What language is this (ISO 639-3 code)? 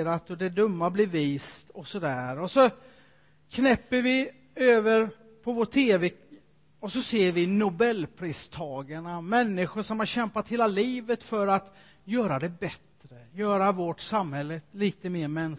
swe